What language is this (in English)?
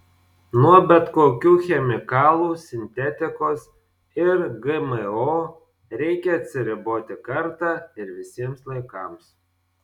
Lithuanian